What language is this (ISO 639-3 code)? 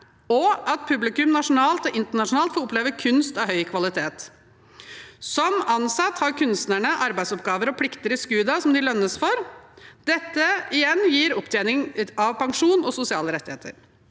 nor